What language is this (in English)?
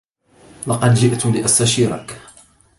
Arabic